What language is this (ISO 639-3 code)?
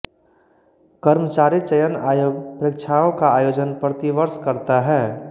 hin